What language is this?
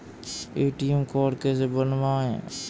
Hindi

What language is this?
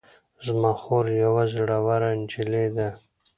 Pashto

